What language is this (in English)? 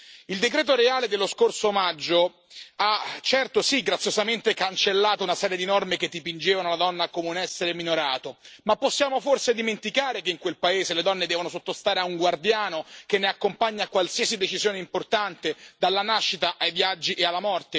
Italian